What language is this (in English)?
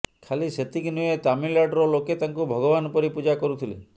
Odia